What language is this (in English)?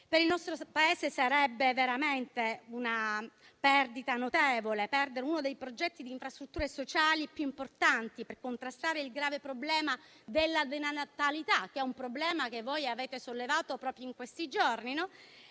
Italian